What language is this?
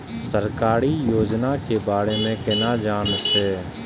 Maithili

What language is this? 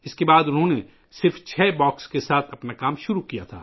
Urdu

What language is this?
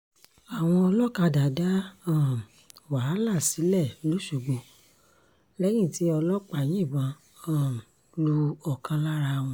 Yoruba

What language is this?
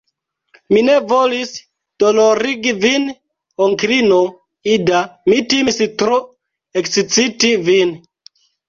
Esperanto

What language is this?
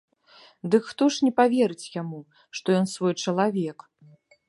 Belarusian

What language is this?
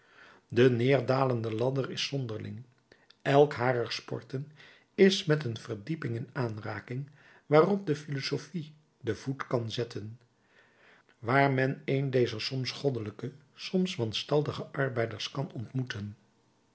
Dutch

